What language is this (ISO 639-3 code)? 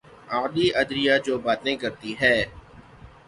urd